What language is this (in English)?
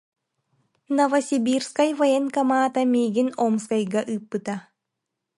Yakut